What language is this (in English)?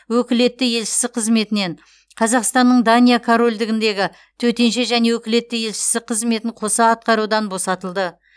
Kazakh